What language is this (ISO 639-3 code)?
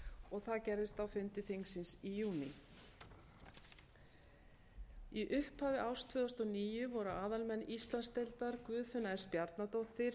isl